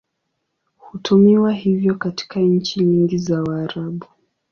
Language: Swahili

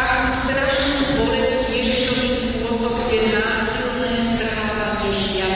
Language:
Slovak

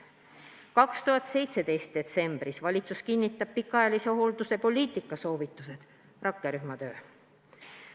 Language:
Estonian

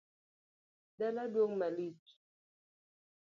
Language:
Luo (Kenya and Tanzania)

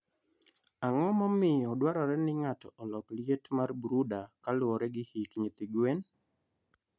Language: Luo (Kenya and Tanzania)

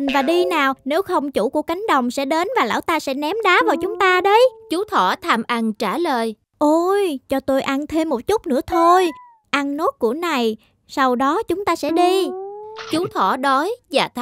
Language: Vietnamese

